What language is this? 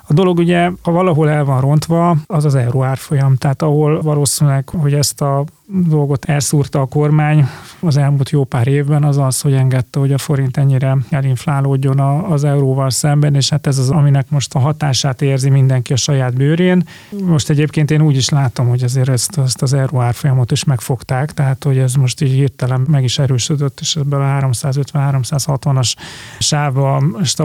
Hungarian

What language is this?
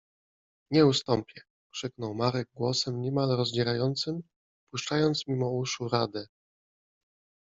Polish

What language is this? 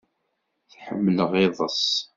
Kabyle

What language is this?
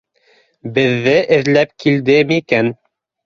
Bashkir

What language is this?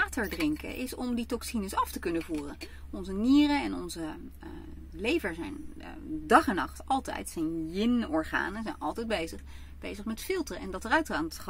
Dutch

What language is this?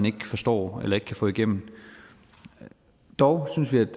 Danish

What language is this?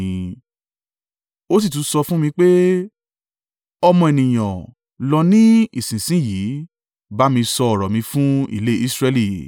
Yoruba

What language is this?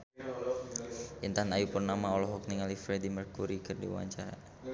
Sundanese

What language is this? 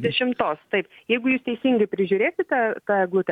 Lithuanian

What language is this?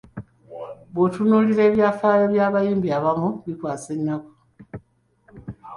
Ganda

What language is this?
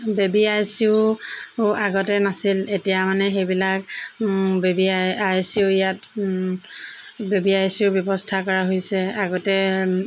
Assamese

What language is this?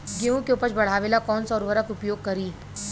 Bhojpuri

